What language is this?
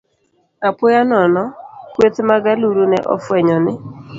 Luo (Kenya and Tanzania)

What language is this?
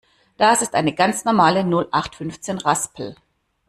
German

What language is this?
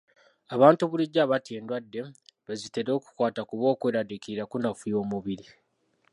Ganda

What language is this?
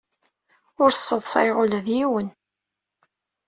Kabyle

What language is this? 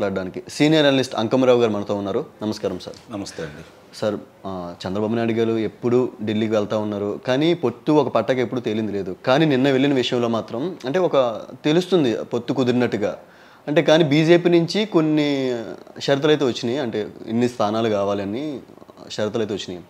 Telugu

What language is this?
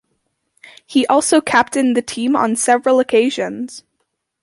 English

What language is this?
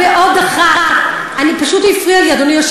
Hebrew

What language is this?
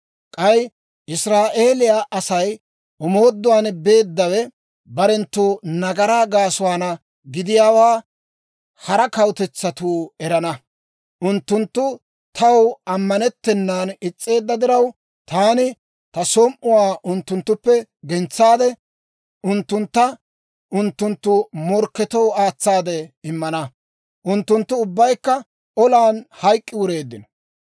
Dawro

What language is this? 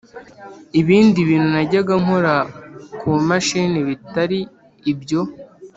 Kinyarwanda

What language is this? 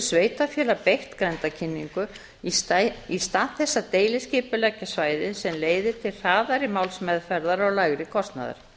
Icelandic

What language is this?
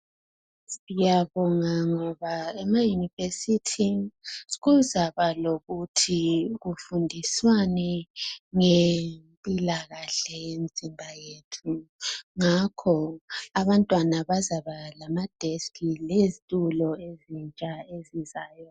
North Ndebele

